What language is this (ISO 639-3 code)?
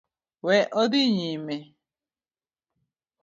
luo